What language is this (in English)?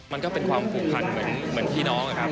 Thai